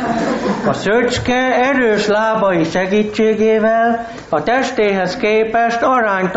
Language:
Hungarian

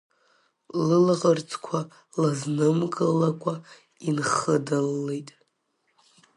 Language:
Abkhazian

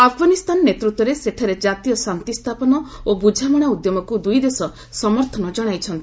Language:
Odia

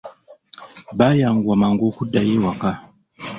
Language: Ganda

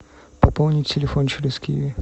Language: Russian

